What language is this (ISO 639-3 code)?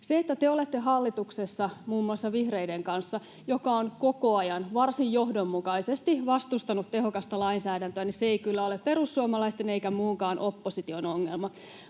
fin